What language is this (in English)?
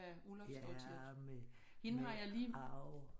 Danish